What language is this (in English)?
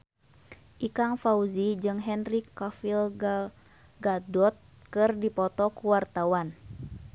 Sundanese